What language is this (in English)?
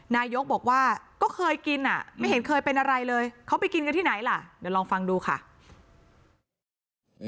Thai